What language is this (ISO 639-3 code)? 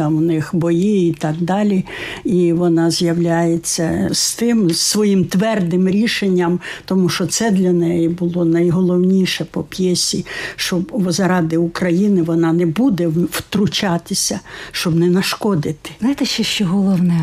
ukr